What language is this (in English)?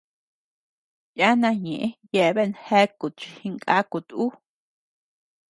Tepeuxila Cuicatec